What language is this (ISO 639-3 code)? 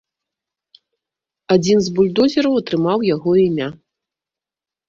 bel